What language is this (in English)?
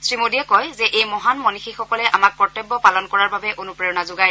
Assamese